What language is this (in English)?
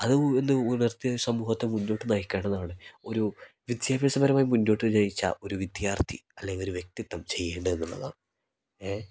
Malayalam